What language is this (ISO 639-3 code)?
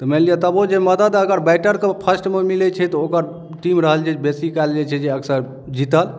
mai